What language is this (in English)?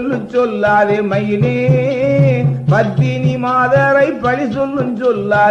Tamil